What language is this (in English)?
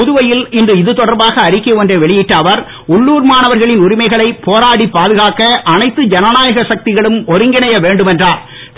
Tamil